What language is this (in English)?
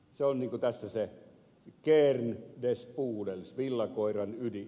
Finnish